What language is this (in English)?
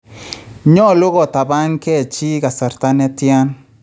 Kalenjin